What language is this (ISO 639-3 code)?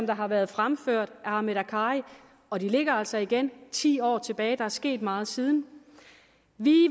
dan